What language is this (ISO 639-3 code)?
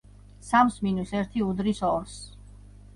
kat